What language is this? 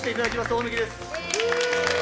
Japanese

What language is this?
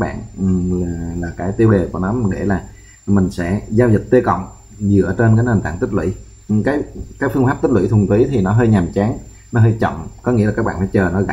Vietnamese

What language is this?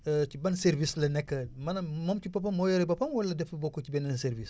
Wolof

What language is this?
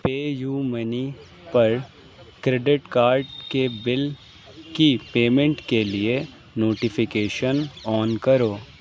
Urdu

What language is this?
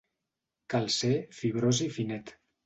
Catalan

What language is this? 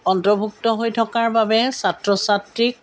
Assamese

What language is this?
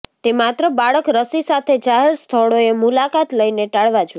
Gujarati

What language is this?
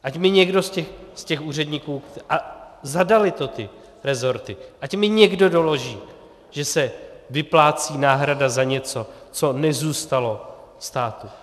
Czech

